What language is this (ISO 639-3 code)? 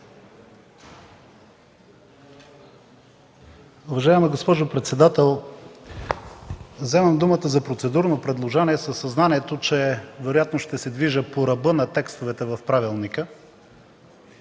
bul